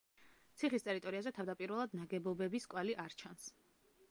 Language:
Georgian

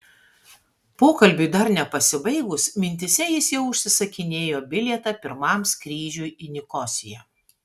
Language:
Lithuanian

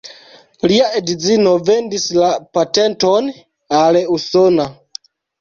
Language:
Esperanto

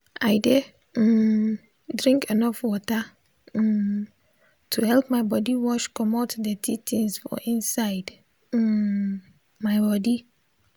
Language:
Nigerian Pidgin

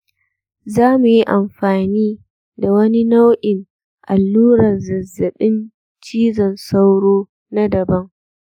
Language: Hausa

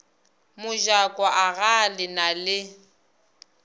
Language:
Northern Sotho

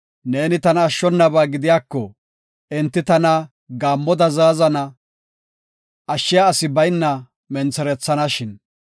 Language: Gofa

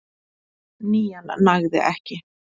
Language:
Icelandic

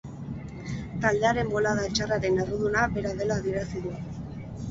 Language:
Basque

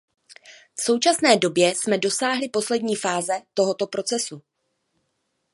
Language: Czech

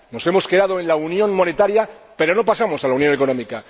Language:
Spanish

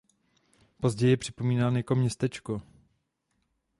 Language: Czech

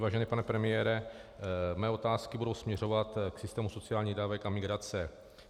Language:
Czech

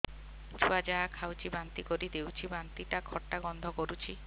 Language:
Odia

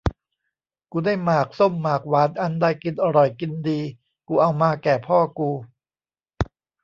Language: Thai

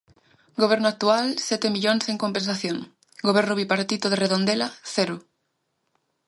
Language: Galician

